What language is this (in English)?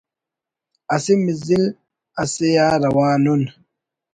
Brahui